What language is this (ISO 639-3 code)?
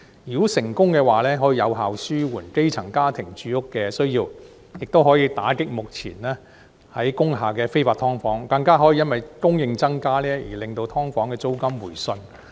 yue